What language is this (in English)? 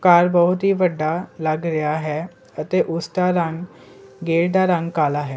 Punjabi